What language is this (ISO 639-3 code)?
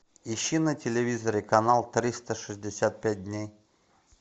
rus